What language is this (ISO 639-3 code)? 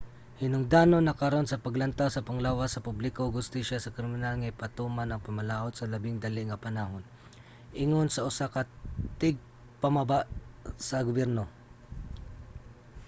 ceb